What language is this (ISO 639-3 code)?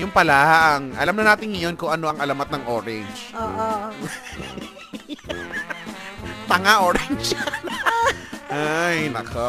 fil